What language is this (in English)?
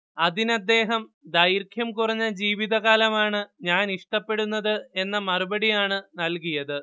Malayalam